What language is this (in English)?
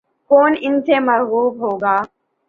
Urdu